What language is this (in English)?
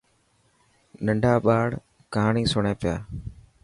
Dhatki